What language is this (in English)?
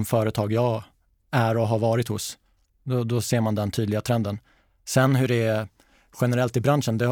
Swedish